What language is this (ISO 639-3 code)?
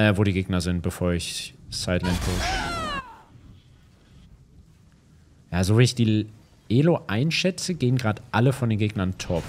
deu